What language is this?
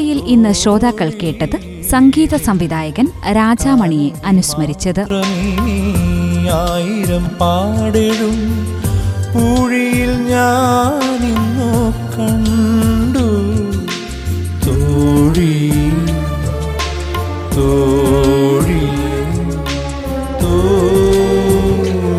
Malayalam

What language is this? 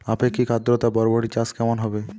Bangla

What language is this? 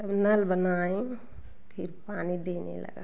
Hindi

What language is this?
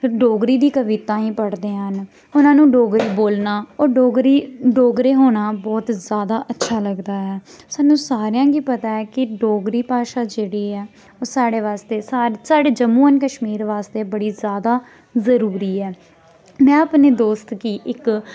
Dogri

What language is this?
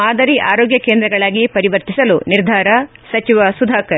Kannada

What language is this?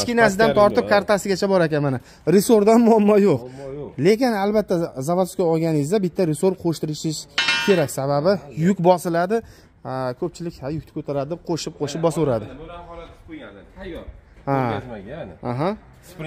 Turkish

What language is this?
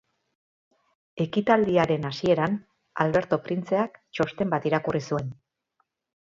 Basque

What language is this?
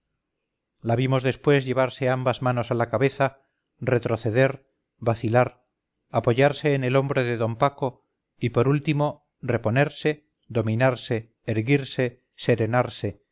Spanish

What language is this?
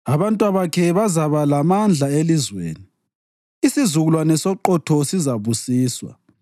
North Ndebele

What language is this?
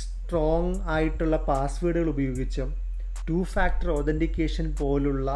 Malayalam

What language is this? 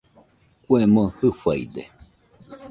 Nüpode Huitoto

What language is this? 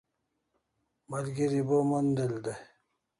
Kalasha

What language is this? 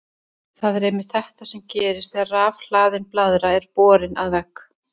Icelandic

